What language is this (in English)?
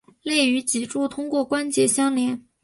Chinese